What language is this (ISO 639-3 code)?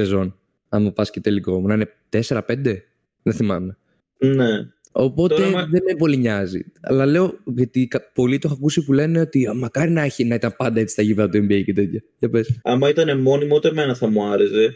ell